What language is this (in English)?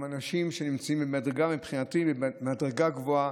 Hebrew